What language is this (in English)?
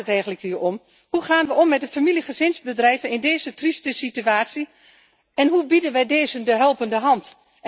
Dutch